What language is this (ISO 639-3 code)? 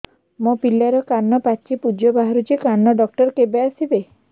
ori